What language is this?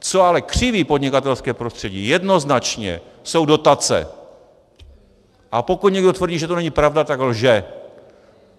Czech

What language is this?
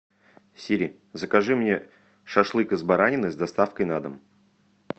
Russian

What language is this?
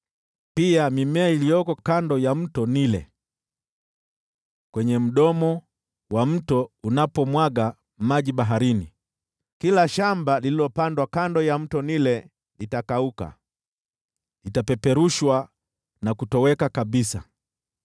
Swahili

